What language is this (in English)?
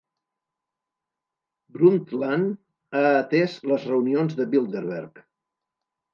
Catalan